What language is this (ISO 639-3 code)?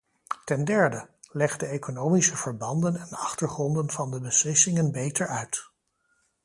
nld